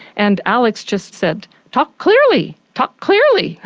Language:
English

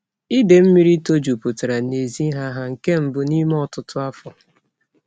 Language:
Igbo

